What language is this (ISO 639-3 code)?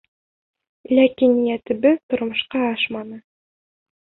bak